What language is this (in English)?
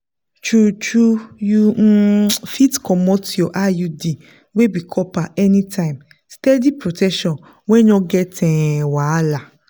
Nigerian Pidgin